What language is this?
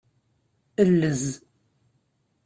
Kabyle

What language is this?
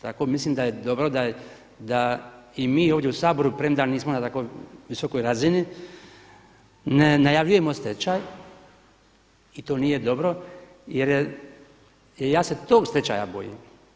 Croatian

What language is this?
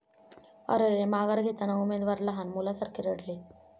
Marathi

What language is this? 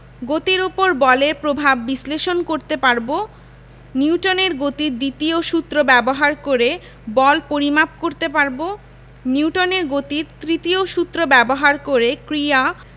Bangla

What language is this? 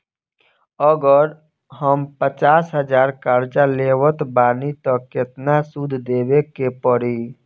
Bhojpuri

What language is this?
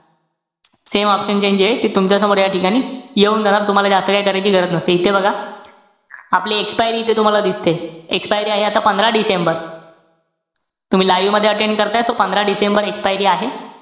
Marathi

